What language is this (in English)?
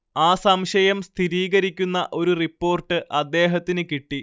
Malayalam